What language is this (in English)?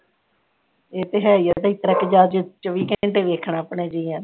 Punjabi